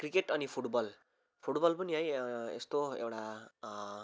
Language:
Nepali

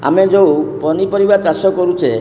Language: Odia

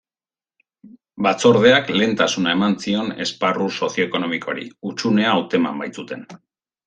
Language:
Basque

